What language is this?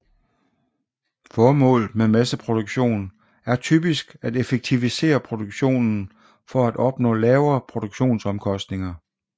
Danish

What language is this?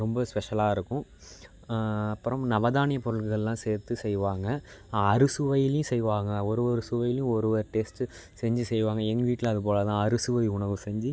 Tamil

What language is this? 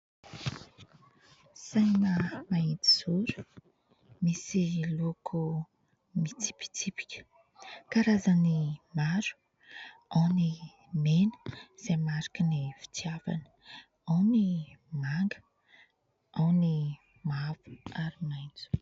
Malagasy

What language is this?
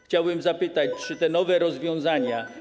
Polish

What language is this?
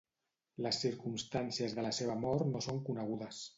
Catalan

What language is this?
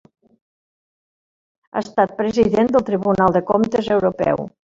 Catalan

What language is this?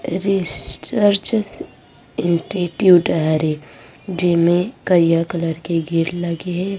Chhattisgarhi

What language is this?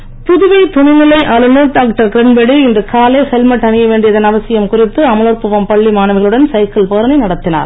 Tamil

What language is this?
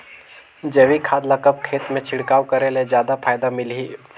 Chhattisgarhi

